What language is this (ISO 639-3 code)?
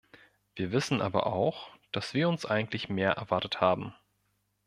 deu